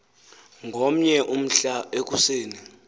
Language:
Xhosa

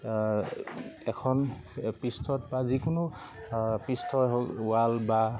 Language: Assamese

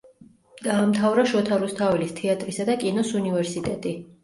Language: Georgian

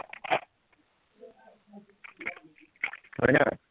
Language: Assamese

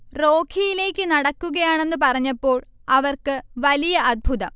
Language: Malayalam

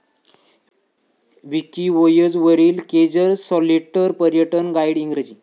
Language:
Marathi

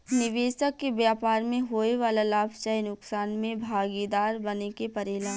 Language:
Bhojpuri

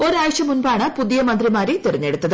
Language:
Malayalam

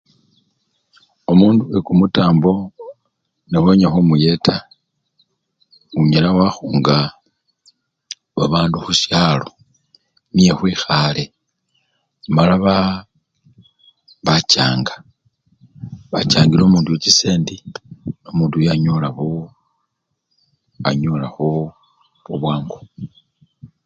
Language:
Luyia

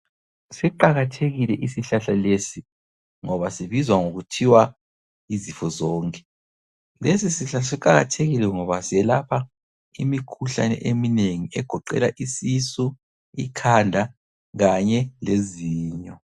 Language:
North Ndebele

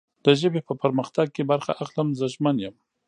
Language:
Pashto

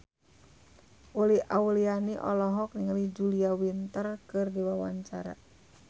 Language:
Sundanese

